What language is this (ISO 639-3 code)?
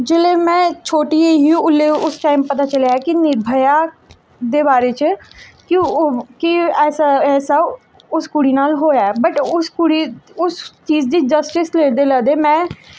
doi